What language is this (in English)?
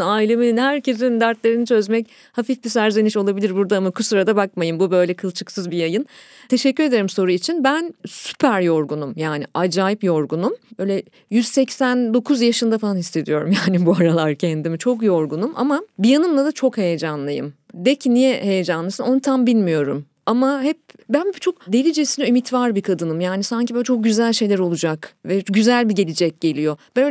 Turkish